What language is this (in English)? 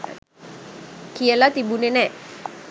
Sinhala